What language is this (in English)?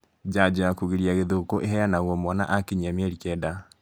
Kikuyu